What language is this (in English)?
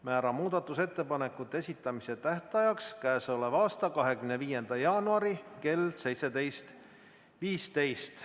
Estonian